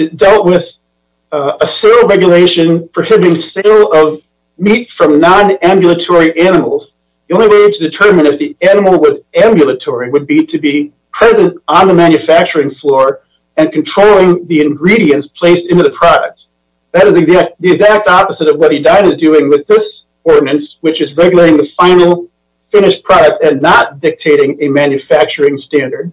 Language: English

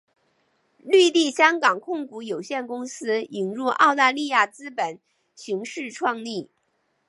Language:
Chinese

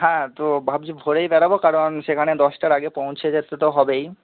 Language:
Bangla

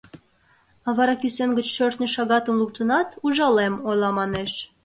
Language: Mari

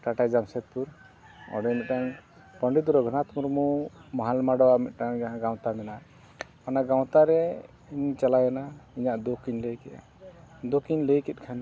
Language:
Santali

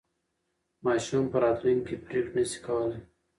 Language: Pashto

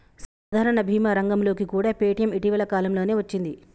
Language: Telugu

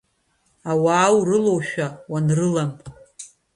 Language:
Abkhazian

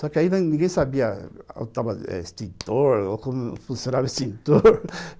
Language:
Portuguese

